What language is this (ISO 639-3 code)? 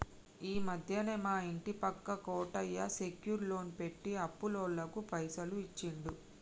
tel